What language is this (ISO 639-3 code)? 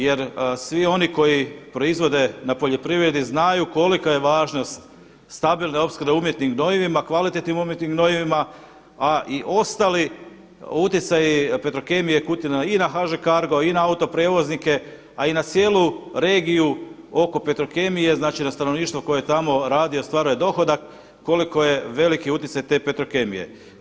hrv